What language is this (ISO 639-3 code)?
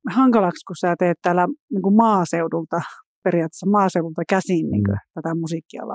fin